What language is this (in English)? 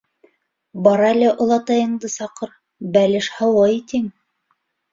Bashkir